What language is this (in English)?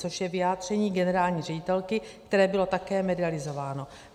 Czech